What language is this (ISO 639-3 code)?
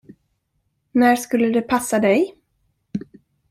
swe